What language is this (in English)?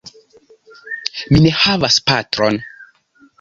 Esperanto